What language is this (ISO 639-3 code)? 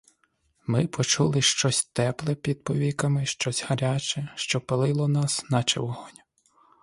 ukr